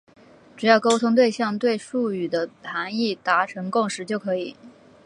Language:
Chinese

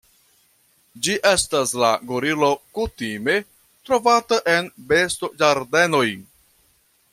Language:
Esperanto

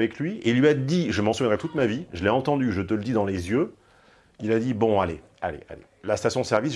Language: French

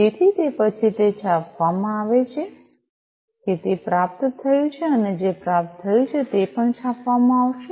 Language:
Gujarati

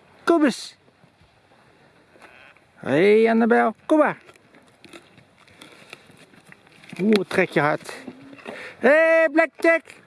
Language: Dutch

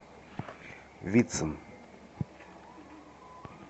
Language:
Russian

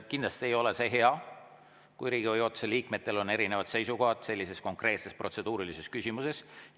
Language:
Estonian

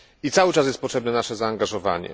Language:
Polish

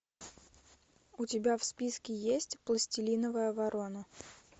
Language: Russian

